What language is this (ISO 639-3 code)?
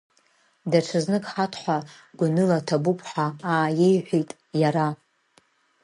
abk